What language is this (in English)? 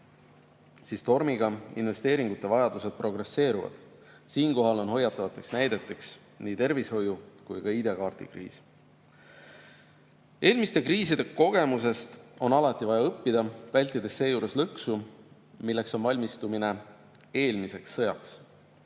Estonian